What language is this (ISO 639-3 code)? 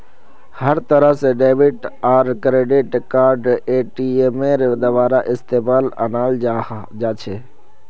mag